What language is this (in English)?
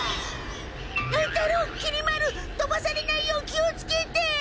Japanese